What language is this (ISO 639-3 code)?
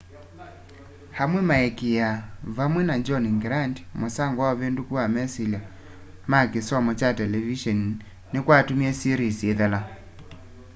kam